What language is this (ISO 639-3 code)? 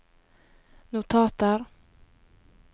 nor